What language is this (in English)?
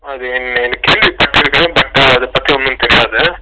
Tamil